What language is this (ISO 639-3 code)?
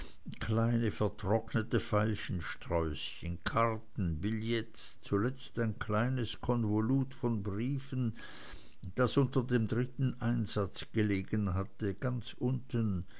deu